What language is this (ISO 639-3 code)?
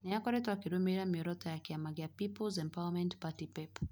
kik